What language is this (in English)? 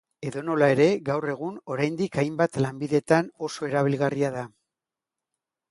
Basque